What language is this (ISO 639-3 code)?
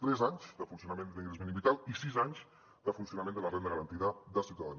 cat